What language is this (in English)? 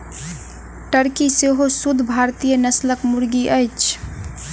Maithili